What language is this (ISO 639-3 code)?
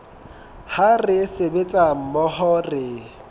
sot